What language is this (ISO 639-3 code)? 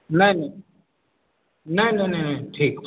mai